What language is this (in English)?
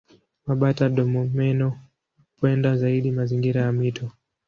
Swahili